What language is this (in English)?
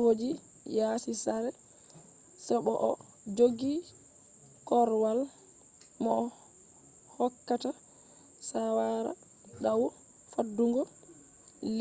Fula